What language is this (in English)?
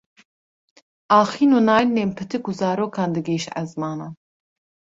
Kurdish